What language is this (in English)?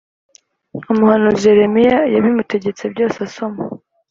Kinyarwanda